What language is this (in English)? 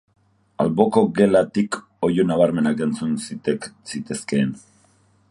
Basque